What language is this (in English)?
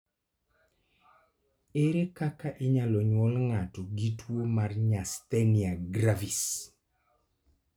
Luo (Kenya and Tanzania)